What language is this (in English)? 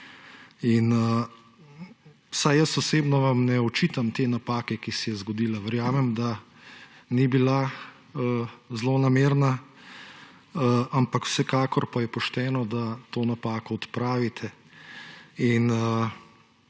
Slovenian